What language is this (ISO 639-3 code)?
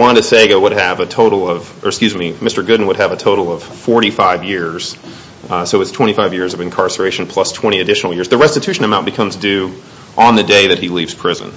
eng